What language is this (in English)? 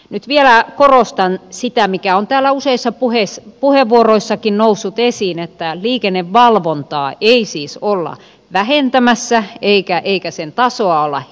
Finnish